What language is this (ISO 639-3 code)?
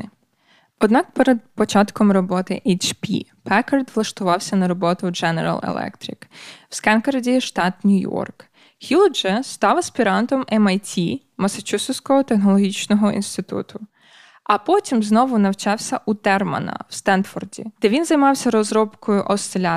ukr